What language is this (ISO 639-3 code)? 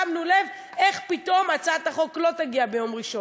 heb